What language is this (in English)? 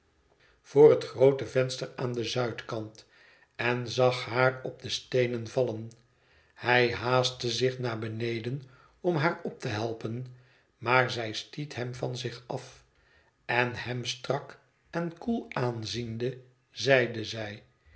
Dutch